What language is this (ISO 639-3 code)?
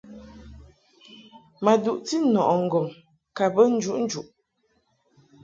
mhk